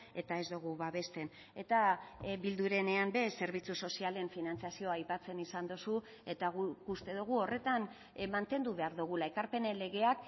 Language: Basque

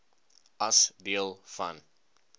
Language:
Afrikaans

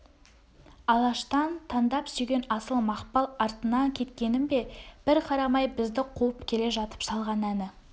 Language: Kazakh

